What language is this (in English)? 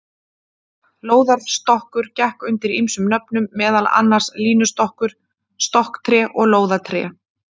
Icelandic